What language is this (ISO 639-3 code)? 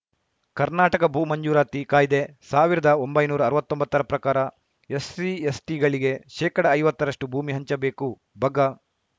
kan